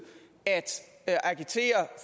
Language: Danish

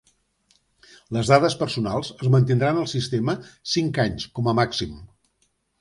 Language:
Catalan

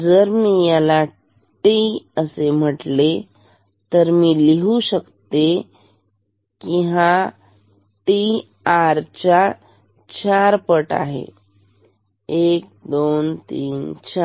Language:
Marathi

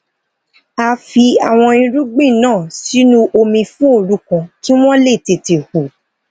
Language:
Yoruba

